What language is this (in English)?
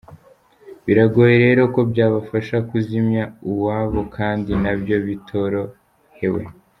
Kinyarwanda